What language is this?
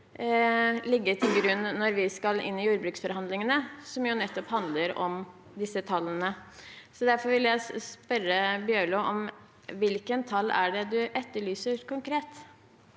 Norwegian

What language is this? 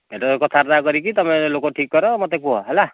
Odia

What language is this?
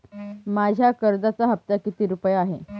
Marathi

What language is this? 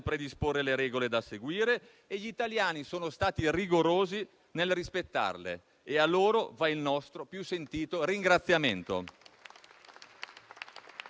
Italian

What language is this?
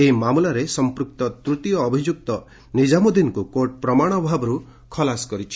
Odia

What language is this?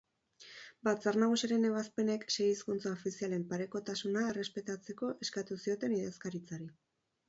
Basque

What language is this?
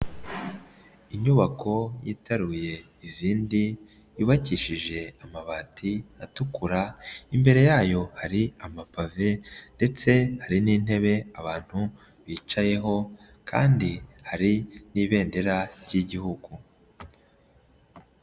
Kinyarwanda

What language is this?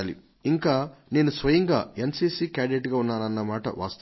Telugu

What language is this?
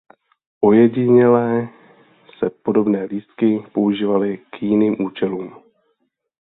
Czech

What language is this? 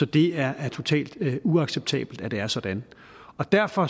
Danish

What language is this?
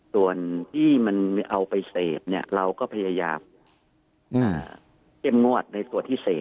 Thai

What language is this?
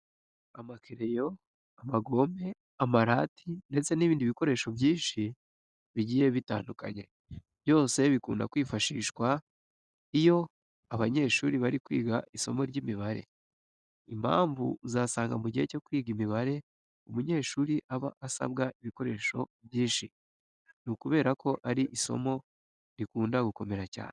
Kinyarwanda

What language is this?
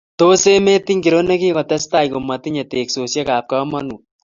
Kalenjin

